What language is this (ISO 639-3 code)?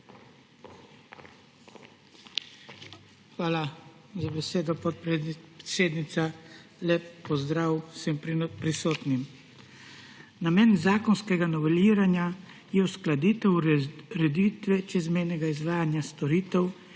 slv